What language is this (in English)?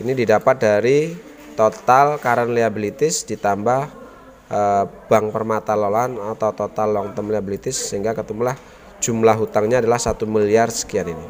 Indonesian